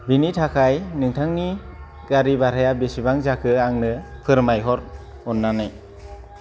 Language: Bodo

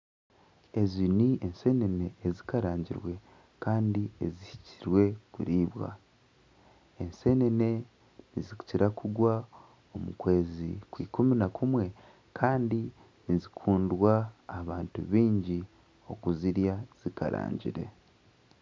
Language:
Nyankole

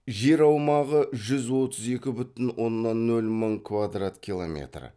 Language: Kazakh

